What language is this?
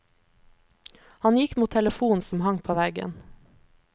Norwegian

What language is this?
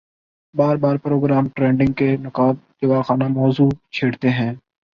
Urdu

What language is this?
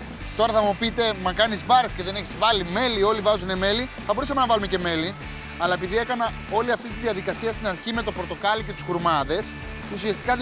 Greek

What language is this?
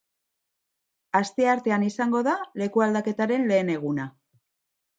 Basque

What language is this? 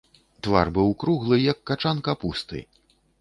Belarusian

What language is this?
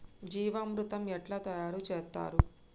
Telugu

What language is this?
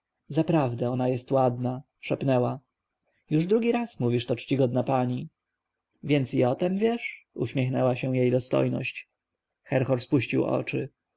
Polish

